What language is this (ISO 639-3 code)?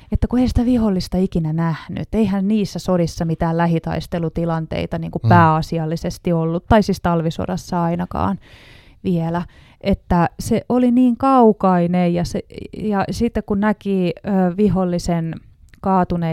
fin